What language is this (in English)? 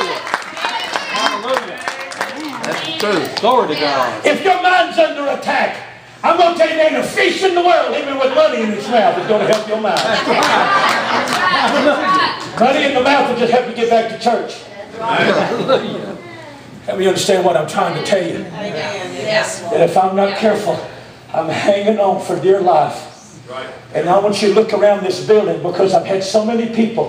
English